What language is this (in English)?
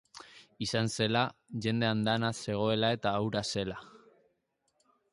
Basque